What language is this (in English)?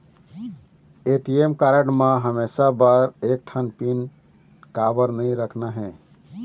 Chhattisgarhi